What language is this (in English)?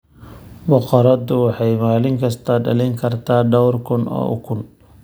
Somali